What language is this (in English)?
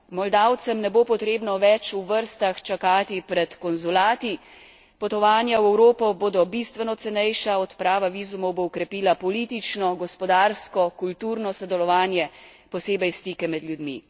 Slovenian